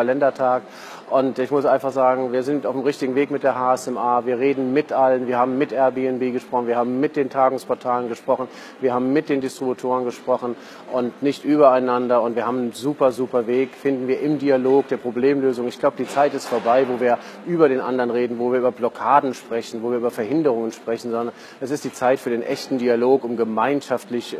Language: German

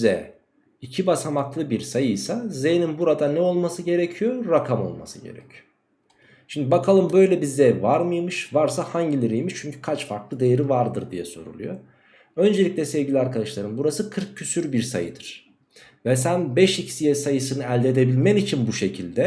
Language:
Turkish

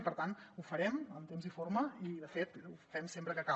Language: Catalan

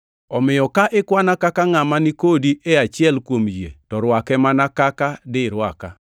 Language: Luo (Kenya and Tanzania)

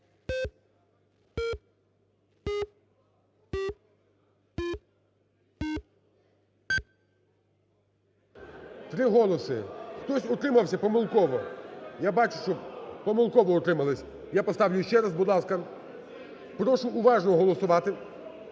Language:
Ukrainian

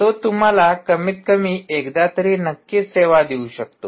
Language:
Marathi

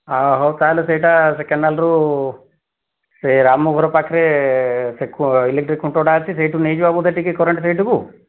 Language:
Odia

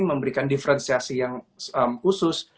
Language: Indonesian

